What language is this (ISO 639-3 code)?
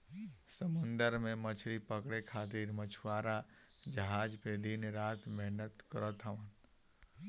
bho